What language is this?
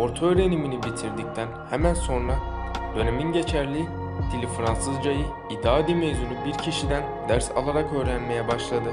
Turkish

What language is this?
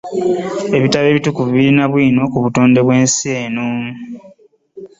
Ganda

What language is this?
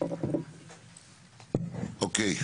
Hebrew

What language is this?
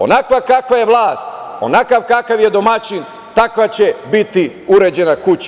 Serbian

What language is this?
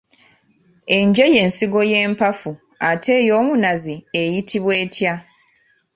Ganda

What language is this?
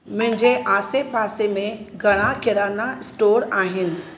Sindhi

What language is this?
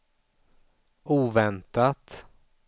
Swedish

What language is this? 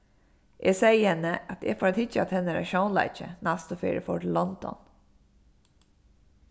Faroese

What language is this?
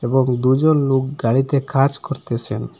Bangla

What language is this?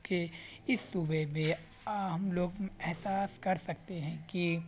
Urdu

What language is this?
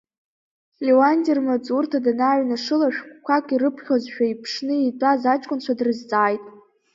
Abkhazian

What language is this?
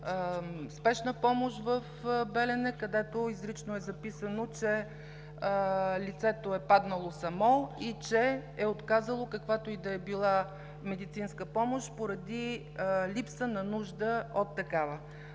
Bulgarian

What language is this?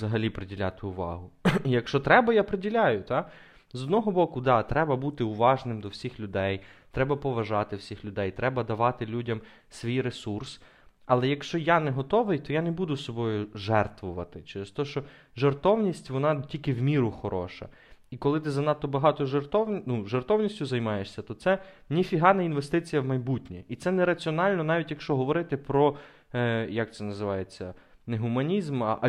Ukrainian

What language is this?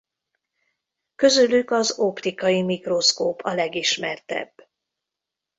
Hungarian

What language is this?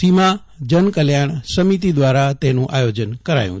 Gujarati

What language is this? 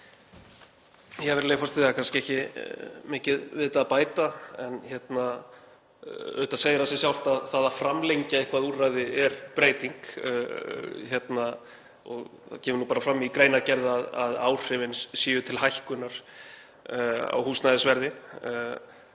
Icelandic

